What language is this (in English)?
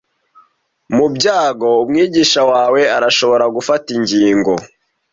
Kinyarwanda